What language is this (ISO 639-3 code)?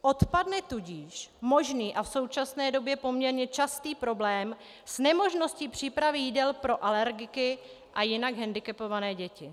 ces